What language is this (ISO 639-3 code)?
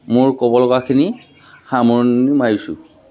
asm